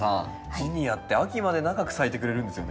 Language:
Japanese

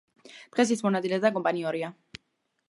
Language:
Georgian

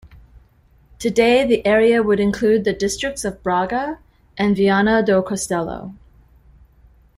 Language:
English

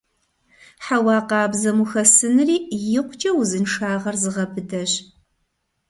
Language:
Kabardian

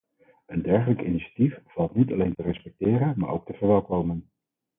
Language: Dutch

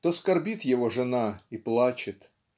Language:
Russian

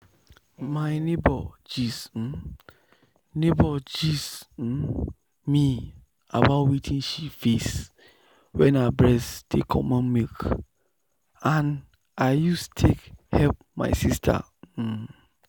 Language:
Nigerian Pidgin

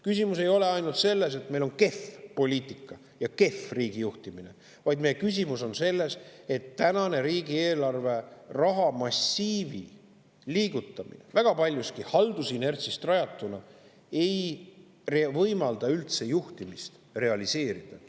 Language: Estonian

